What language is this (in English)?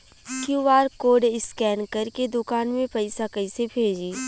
Bhojpuri